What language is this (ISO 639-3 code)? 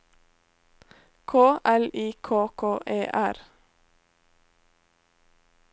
nor